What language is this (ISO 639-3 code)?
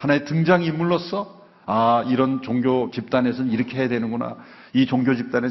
kor